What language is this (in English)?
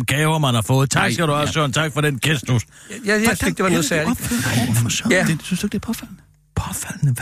Danish